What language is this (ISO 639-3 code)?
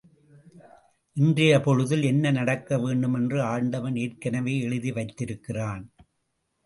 tam